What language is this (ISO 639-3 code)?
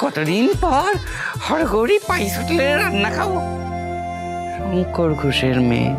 ben